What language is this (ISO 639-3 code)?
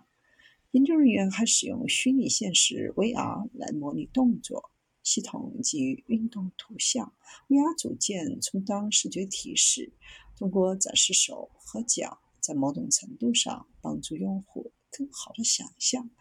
zho